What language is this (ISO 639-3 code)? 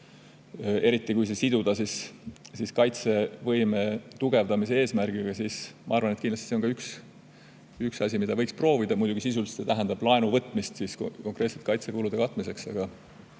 est